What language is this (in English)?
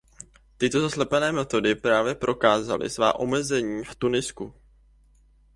Czech